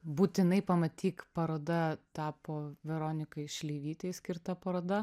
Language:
Lithuanian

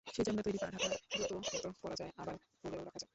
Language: Bangla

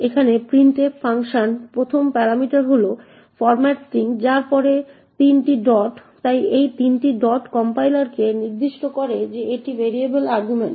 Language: Bangla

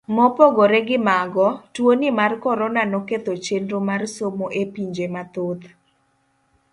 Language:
Luo (Kenya and Tanzania)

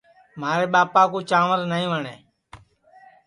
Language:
Sansi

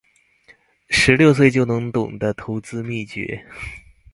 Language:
Chinese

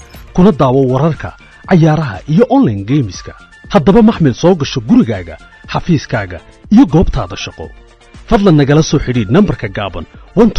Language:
Arabic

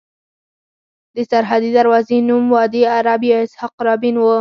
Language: Pashto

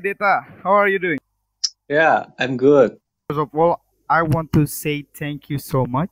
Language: English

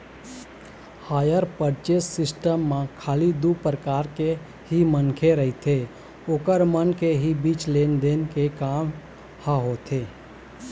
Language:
Chhattisgarhi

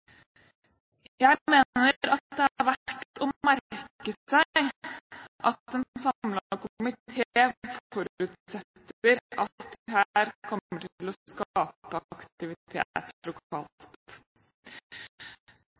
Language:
Norwegian Bokmål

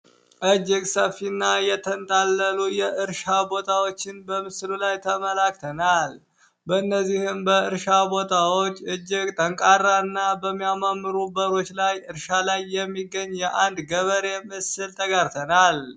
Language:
Amharic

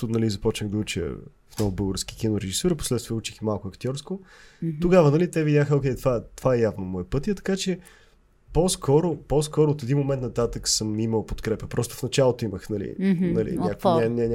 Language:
Bulgarian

